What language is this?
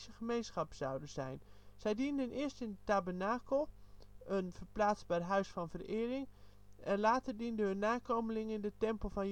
Dutch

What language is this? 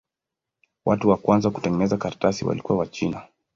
Swahili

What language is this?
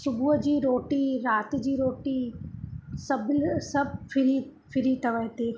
Sindhi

